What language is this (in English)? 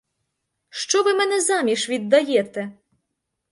Ukrainian